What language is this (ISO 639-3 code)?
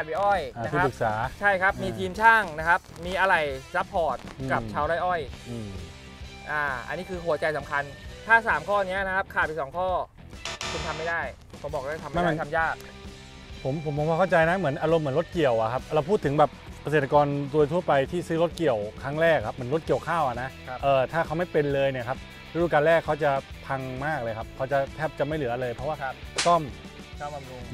tha